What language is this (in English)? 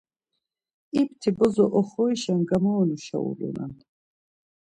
Laz